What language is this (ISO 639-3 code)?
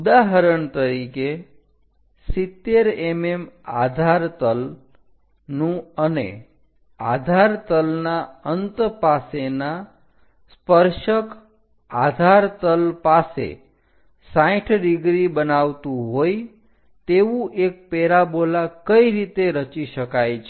guj